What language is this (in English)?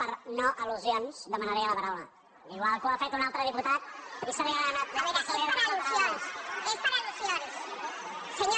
Catalan